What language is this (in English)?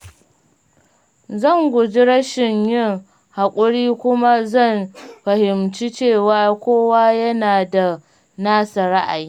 Hausa